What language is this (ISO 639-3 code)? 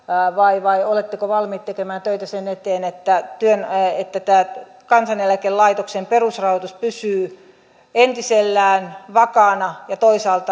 fin